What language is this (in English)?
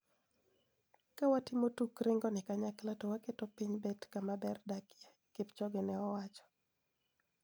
Luo (Kenya and Tanzania)